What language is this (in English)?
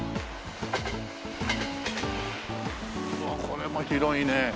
Japanese